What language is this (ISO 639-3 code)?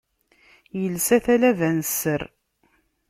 kab